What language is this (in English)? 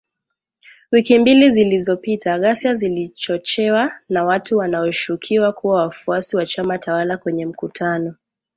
Swahili